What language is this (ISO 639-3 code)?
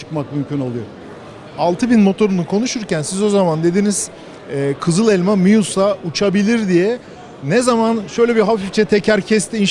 tur